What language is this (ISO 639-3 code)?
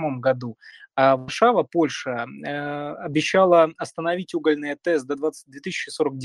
rus